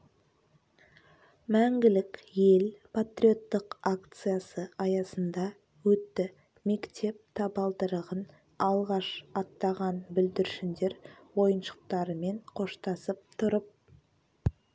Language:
Kazakh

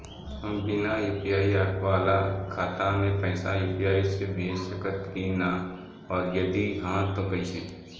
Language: Bhojpuri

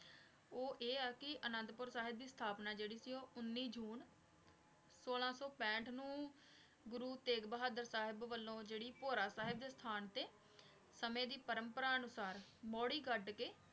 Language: Punjabi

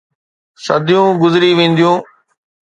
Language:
Sindhi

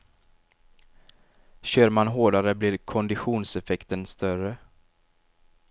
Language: Swedish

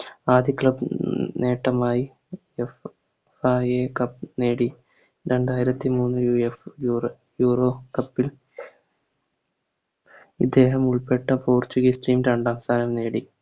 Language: Malayalam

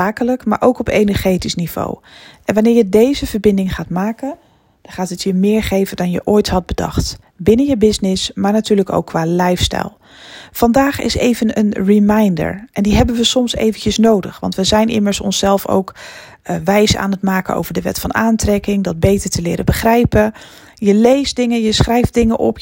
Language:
Dutch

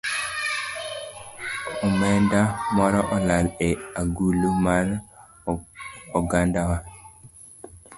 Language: Luo (Kenya and Tanzania)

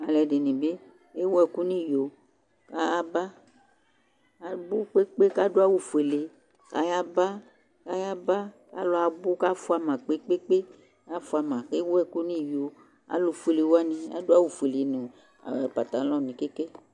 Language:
Ikposo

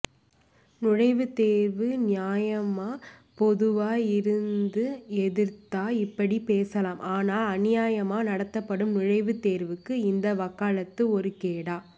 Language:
Tamil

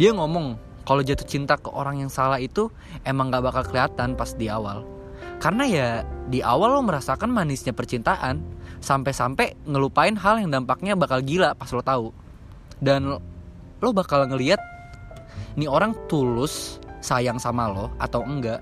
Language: Indonesian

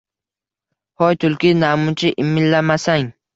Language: Uzbek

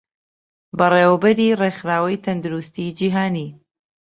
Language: Central Kurdish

